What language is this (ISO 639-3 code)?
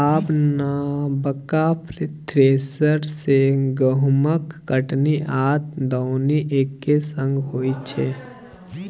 mai